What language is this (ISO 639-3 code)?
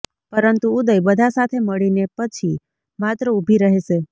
guj